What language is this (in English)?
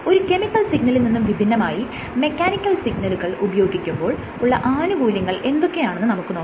Malayalam